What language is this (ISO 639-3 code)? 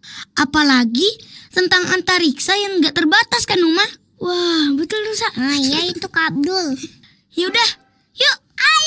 ind